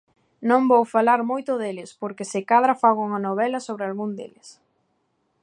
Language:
Galician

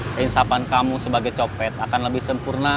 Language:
Indonesian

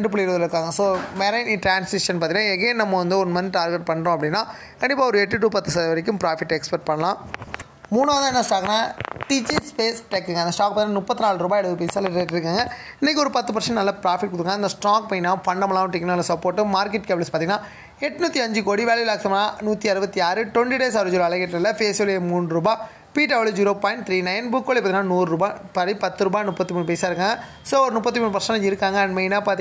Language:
Indonesian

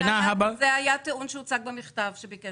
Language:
Hebrew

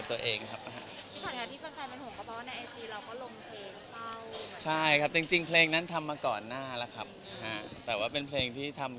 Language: Thai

